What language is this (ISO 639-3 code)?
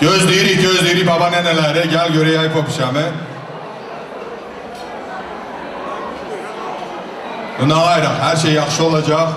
tur